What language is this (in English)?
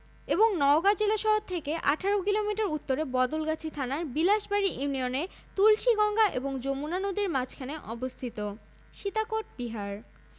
Bangla